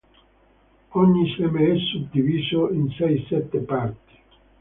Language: Italian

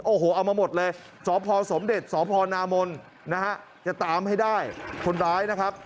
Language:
Thai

